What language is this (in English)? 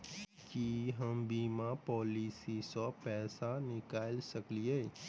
Maithili